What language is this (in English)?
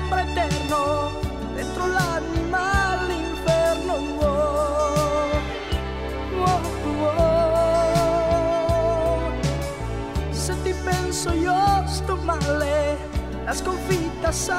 Italian